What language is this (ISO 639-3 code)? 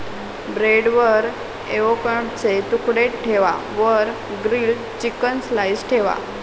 mar